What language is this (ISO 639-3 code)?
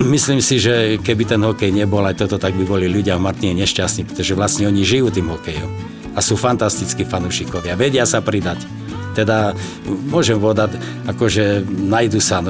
slk